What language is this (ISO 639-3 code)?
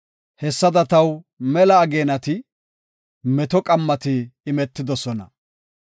gof